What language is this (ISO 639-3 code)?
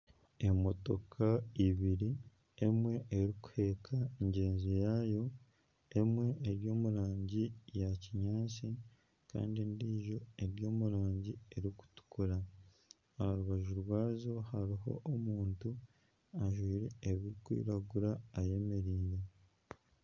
nyn